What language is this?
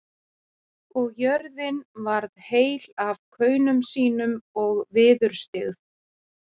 Icelandic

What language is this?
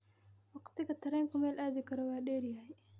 Somali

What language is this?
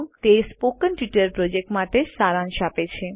Gujarati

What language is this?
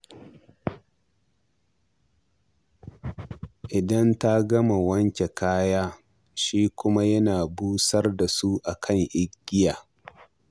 Hausa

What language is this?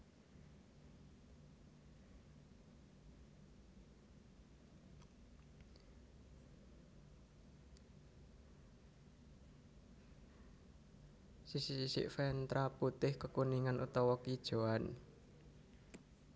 Javanese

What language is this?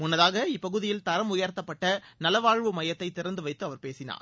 Tamil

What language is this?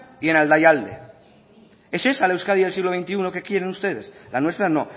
Spanish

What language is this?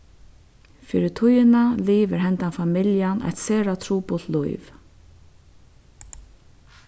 Faroese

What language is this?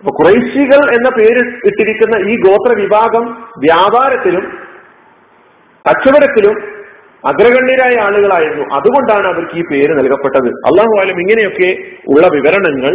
Malayalam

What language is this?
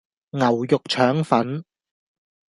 Cantonese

